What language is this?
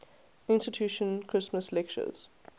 English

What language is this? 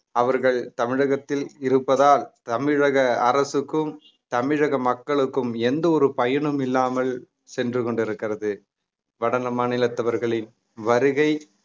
Tamil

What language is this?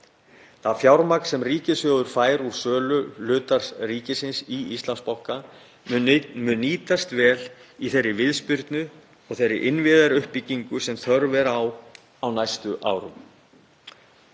Icelandic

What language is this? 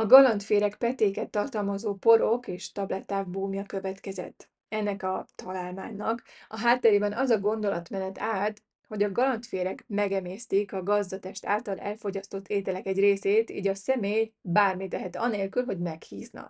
Hungarian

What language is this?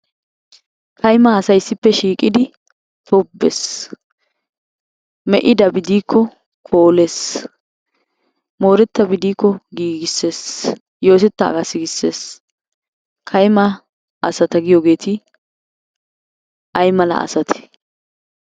Wolaytta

